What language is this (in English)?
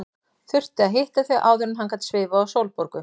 Icelandic